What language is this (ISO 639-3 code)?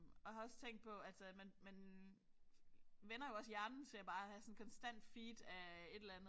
dan